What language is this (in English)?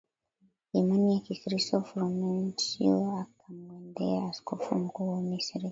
Swahili